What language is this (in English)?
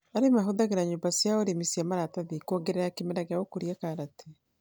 Kikuyu